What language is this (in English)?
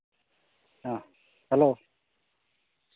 Santali